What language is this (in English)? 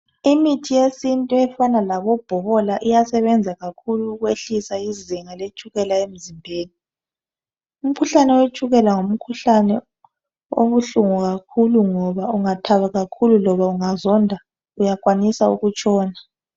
North Ndebele